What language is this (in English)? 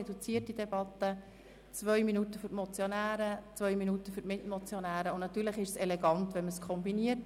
Swiss German